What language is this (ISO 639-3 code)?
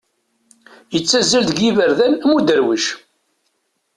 kab